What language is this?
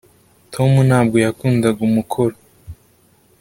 Kinyarwanda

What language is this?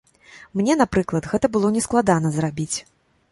Belarusian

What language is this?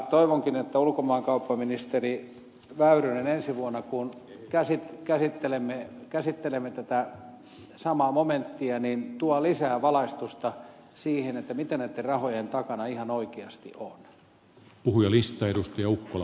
Finnish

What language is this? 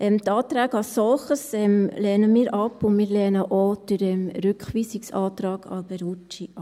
Swiss German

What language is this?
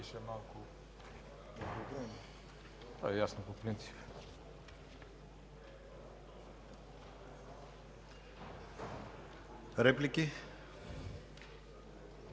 Bulgarian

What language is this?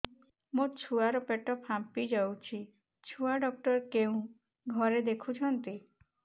Odia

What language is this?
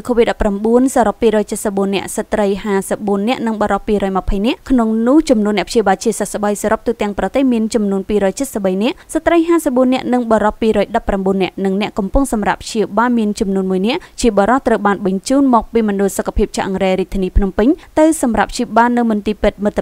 Indonesian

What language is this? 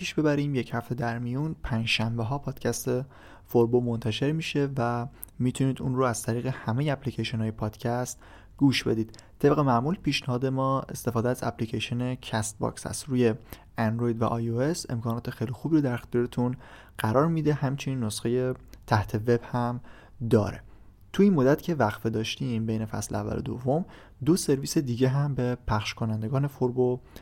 Persian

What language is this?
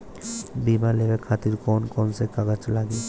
Bhojpuri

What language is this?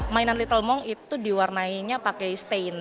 Indonesian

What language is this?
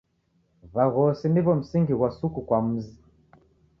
Taita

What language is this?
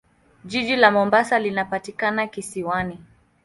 Swahili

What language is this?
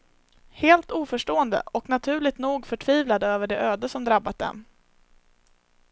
Swedish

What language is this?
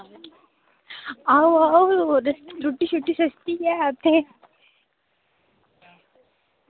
Dogri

